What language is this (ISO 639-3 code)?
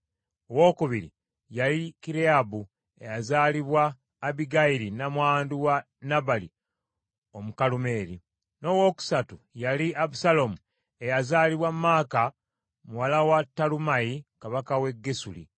lug